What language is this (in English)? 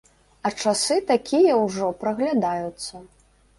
Belarusian